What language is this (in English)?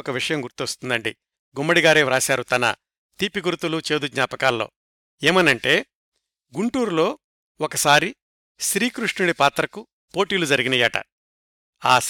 Telugu